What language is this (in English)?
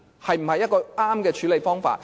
Cantonese